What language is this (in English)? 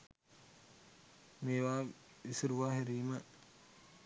Sinhala